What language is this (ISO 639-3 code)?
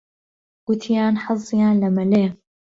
ckb